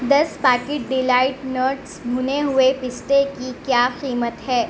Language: Urdu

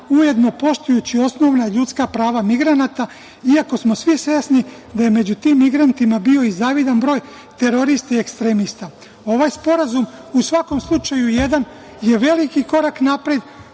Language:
Serbian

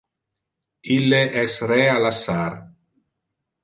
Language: Interlingua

